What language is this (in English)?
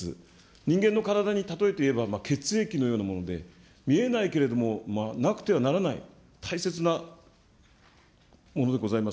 Japanese